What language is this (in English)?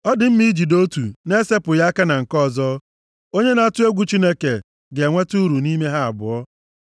Igbo